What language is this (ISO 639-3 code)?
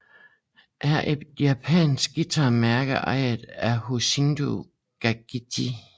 dan